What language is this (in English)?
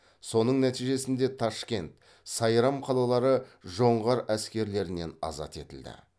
Kazakh